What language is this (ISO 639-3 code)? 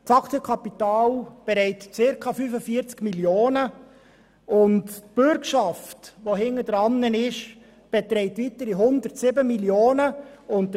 gsw